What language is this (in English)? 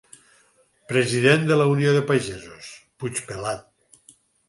Catalan